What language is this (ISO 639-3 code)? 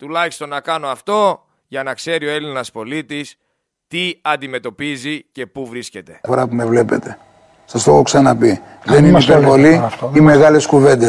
ell